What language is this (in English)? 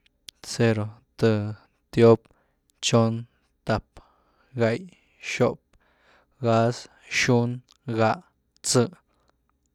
Güilá Zapotec